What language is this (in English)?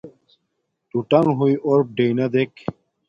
Domaaki